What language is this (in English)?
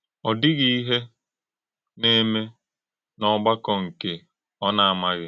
Igbo